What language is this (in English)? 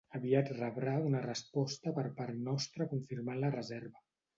Catalan